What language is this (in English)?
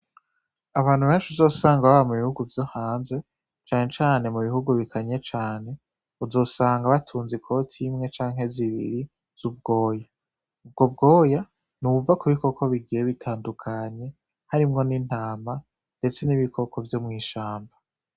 Rundi